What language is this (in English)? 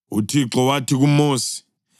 North Ndebele